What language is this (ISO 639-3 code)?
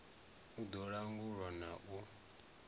ven